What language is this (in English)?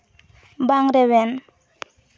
Santali